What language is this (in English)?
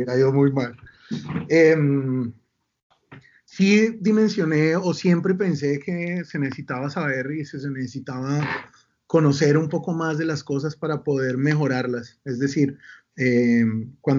Spanish